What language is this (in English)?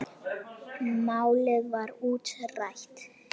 Icelandic